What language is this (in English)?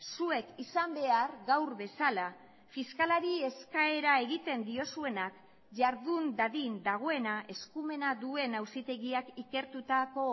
Basque